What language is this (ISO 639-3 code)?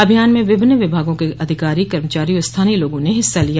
hin